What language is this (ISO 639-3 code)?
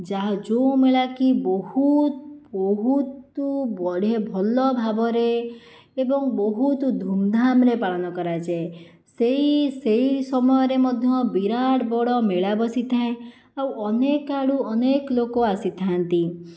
ori